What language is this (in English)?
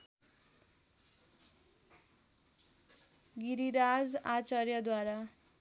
Nepali